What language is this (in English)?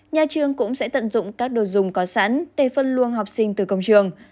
Vietnamese